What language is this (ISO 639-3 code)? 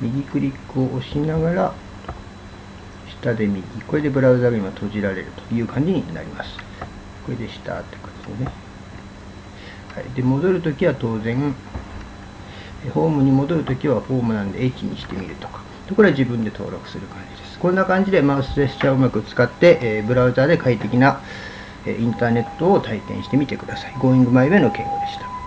jpn